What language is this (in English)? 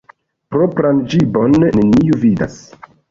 Esperanto